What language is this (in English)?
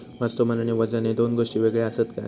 Marathi